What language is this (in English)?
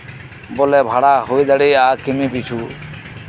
Santali